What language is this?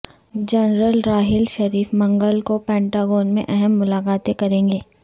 Urdu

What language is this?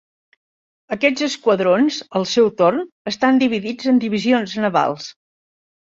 Catalan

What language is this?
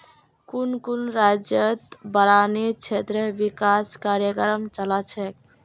Magahi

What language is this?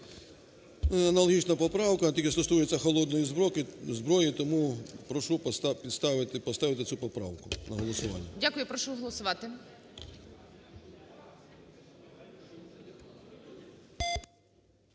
Ukrainian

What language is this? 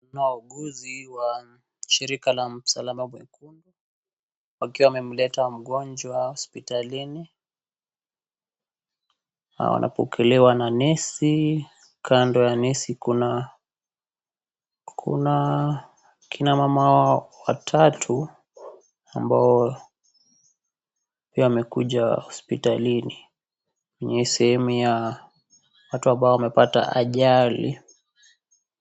Swahili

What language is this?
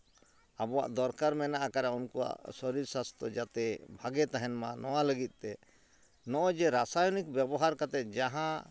Santali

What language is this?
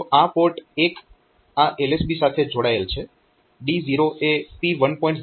Gujarati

